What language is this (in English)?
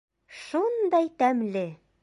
Bashkir